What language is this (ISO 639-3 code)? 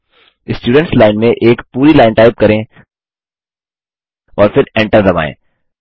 hin